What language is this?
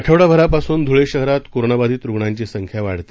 Marathi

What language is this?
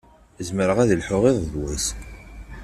Kabyle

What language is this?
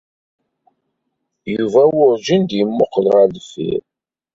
Kabyle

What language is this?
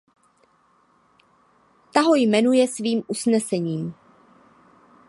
Czech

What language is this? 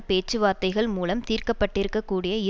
Tamil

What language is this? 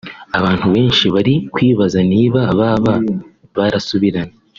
Kinyarwanda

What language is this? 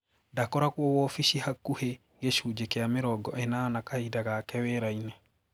Kikuyu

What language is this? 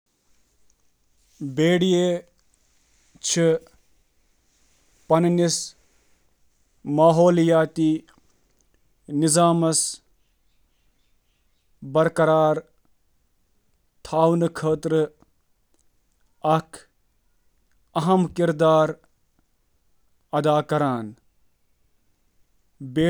Kashmiri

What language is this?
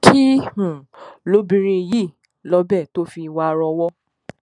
Yoruba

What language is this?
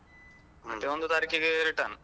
Kannada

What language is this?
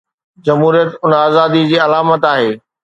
Sindhi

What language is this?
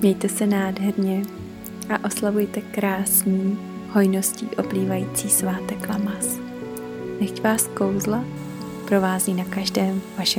Czech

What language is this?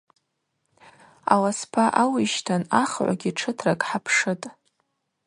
Abaza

